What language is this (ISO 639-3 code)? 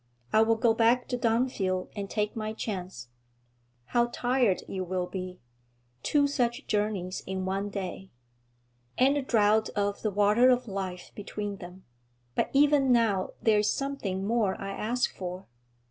eng